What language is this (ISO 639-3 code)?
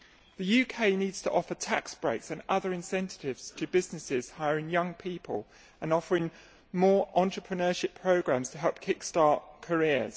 eng